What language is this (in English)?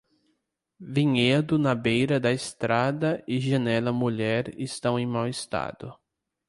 Portuguese